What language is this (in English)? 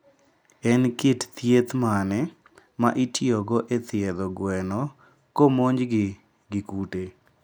Luo (Kenya and Tanzania)